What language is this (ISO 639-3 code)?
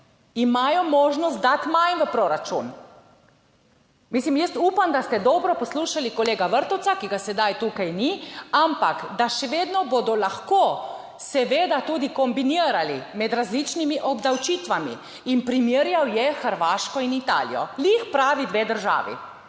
slv